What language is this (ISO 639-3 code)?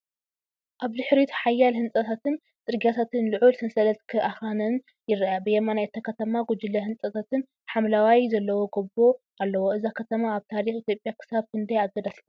tir